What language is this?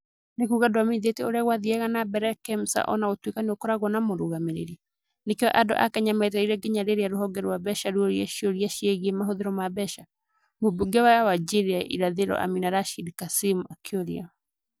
Kikuyu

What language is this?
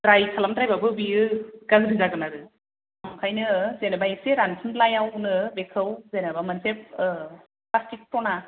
Bodo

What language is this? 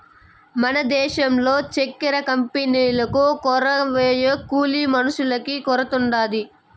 Telugu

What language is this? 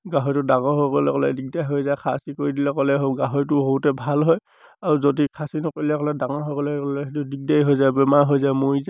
Assamese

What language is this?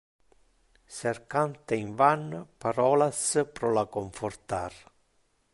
Interlingua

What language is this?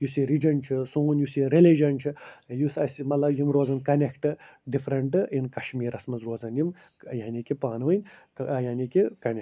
Kashmiri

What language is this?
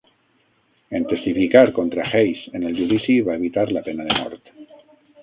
Catalan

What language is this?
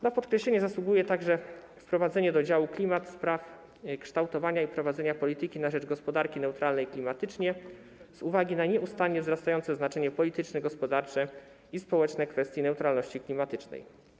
Polish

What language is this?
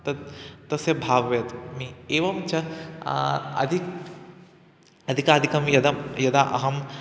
Sanskrit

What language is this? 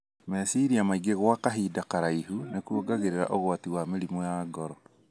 Kikuyu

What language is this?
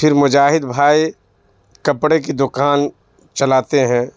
Urdu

